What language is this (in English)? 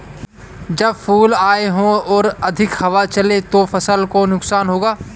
Hindi